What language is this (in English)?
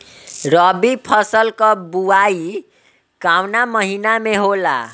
Bhojpuri